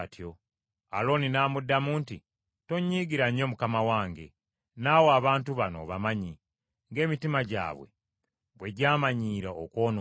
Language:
Ganda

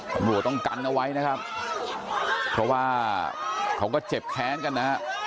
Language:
Thai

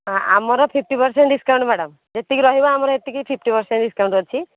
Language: Odia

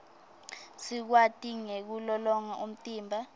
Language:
Swati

